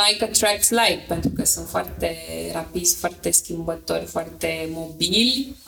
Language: Romanian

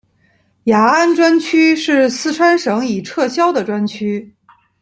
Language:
Chinese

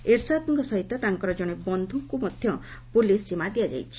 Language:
Odia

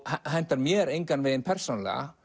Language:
Icelandic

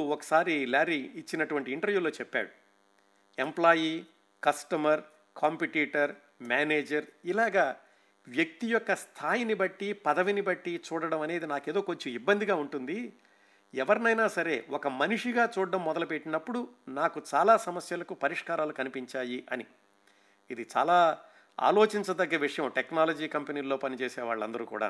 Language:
Telugu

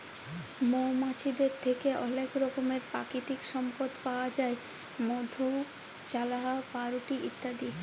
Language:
Bangla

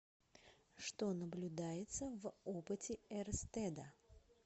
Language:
Russian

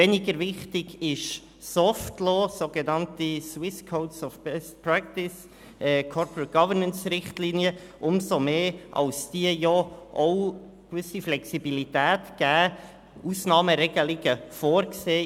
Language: Swiss German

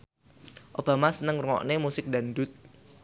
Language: Javanese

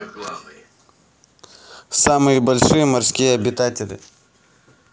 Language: Russian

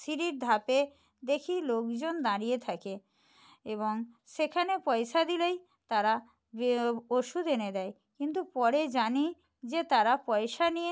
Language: Bangla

